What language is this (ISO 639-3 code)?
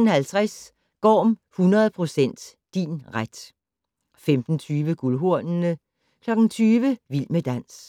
dan